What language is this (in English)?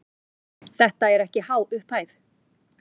Icelandic